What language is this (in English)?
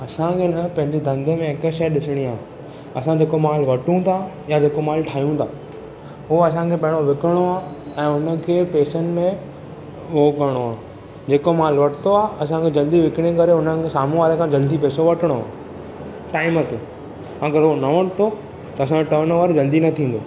Sindhi